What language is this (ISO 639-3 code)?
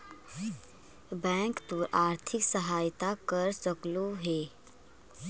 mag